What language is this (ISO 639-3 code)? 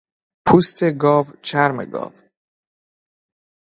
fas